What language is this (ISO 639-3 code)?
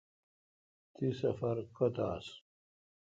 xka